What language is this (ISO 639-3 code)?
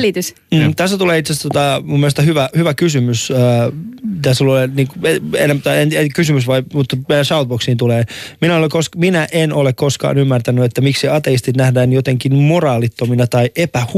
fin